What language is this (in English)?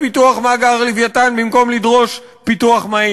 Hebrew